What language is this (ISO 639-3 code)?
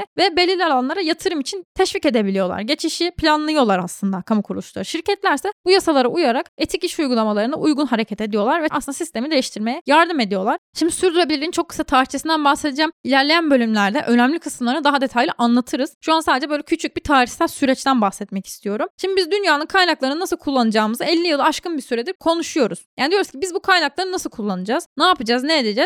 tur